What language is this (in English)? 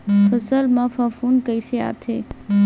Chhattisgarhi